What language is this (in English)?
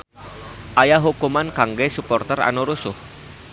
Sundanese